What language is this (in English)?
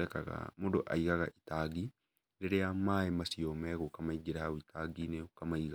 Kikuyu